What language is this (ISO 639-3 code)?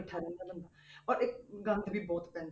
pan